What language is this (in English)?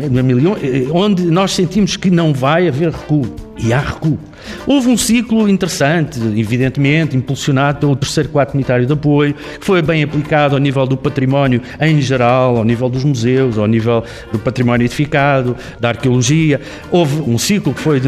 Portuguese